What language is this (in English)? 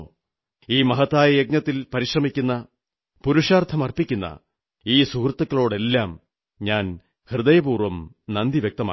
Malayalam